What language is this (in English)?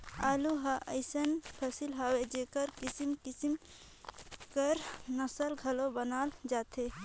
Chhattisgarhi